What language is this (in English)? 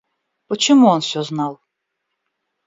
Russian